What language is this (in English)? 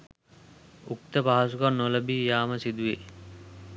Sinhala